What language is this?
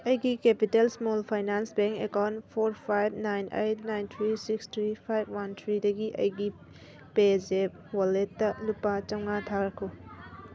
Manipuri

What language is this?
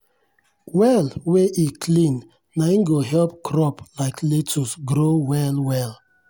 Nigerian Pidgin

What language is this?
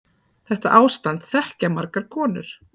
Icelandic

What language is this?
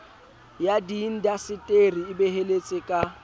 Southern Sotho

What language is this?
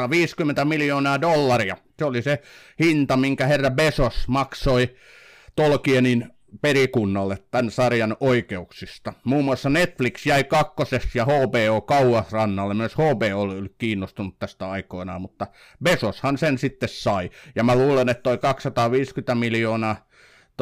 Finnish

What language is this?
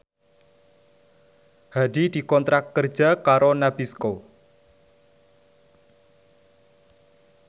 Javanese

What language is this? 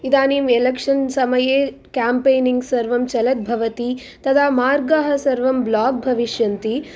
Sanskrit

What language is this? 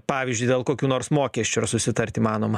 Lithuanian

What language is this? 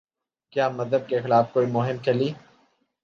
Urdu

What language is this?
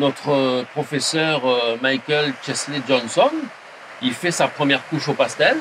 French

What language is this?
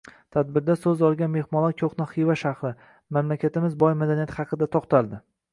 Uzbek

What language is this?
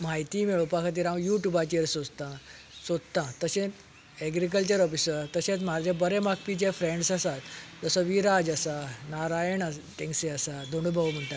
Konkani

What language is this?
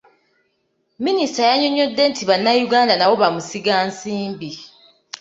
Ganda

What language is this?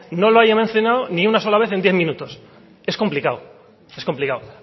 Spanish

